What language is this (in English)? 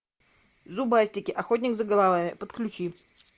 Russian